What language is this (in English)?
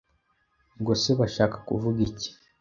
Kinyarwanda